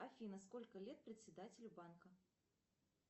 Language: Russian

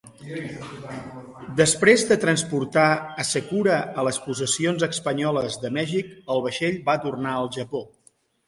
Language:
Catalan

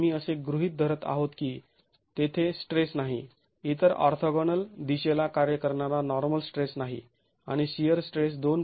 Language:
Marathi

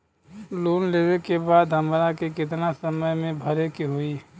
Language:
Bhojpuri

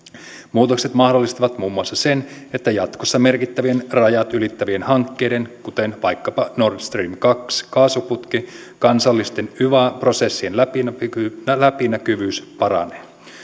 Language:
Finnish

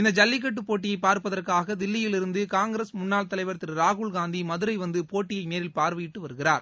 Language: Tamil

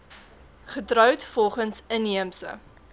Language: Afrikaans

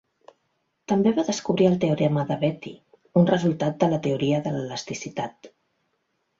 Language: Catalan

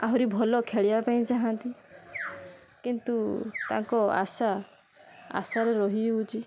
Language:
Odia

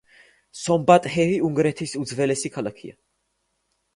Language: Georgian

